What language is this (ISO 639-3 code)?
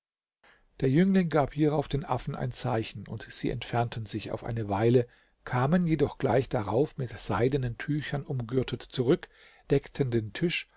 deu